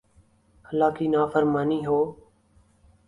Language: Urdu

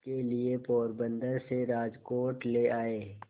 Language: Hindi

